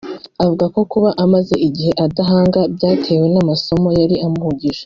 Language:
Kinyarwanda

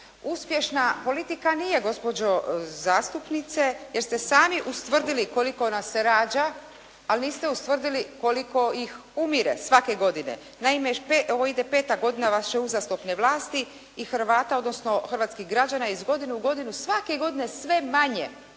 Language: Croatian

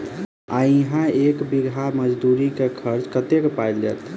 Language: Maithili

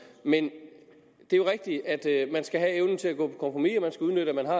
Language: Danish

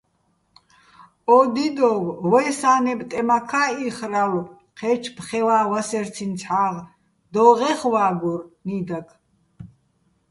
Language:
Bats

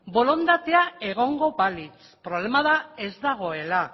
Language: Basque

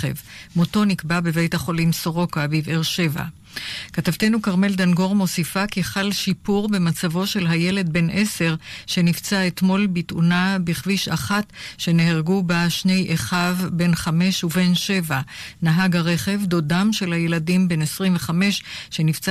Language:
Hebrew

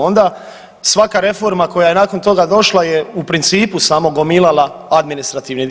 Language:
Croatian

